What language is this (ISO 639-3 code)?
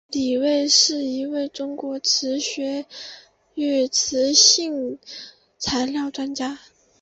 zho